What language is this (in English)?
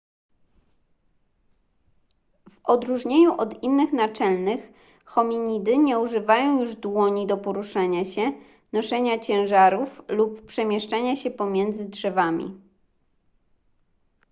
Polish